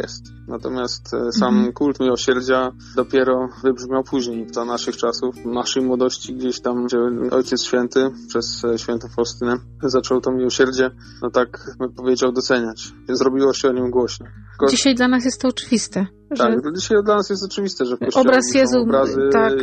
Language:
Polish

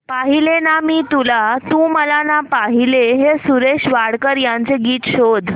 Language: Marathi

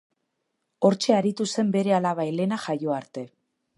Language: Basque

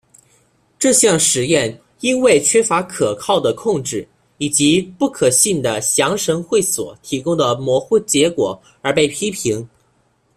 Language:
Chinese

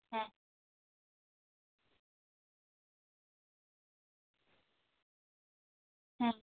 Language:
Santali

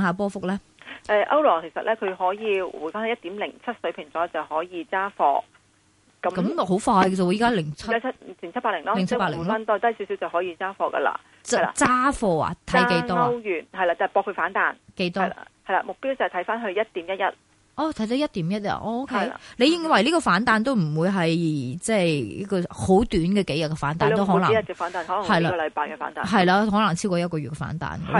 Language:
Chinese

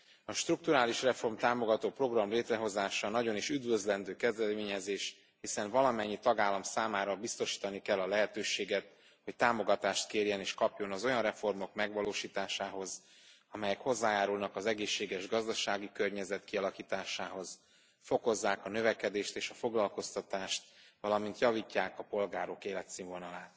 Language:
Hungarian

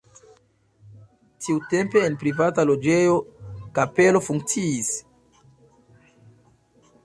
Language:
Esperanto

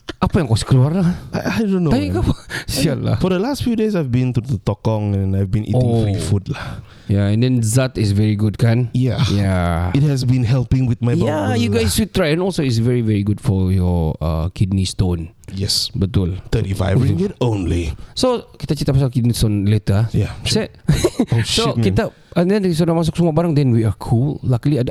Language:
Malay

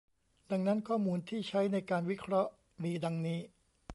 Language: Thai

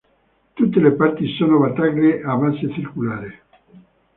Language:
Italian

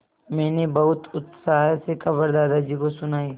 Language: Hindi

